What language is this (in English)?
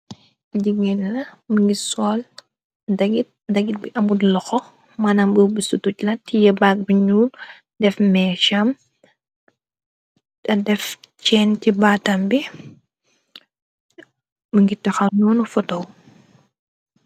Wolof